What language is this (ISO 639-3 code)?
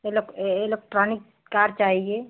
hin